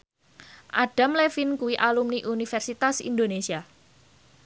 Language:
Javanese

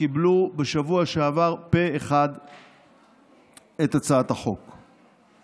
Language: Hebrew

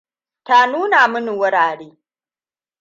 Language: Hausa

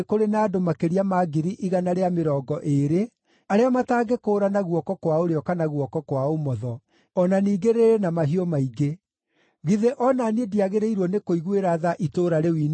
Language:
Kikuyu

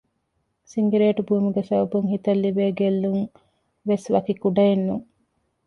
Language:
Divehi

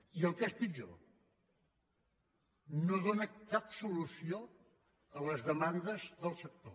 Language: Catalan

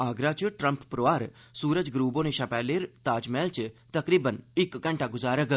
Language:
Dogri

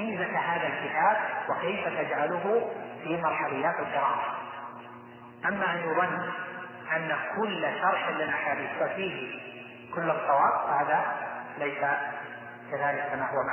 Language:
Arabic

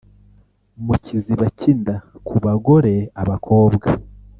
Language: Kinyarwanda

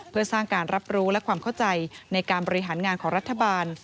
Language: Thai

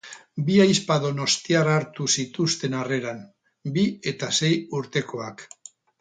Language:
Basque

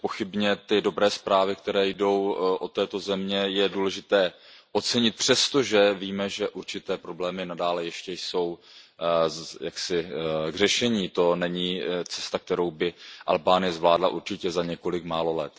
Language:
Czech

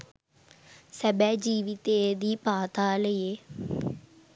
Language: Sinhala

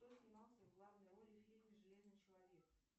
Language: Russian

